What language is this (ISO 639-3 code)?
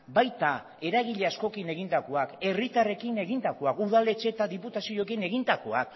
eus